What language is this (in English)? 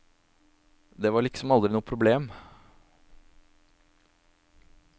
Norwegian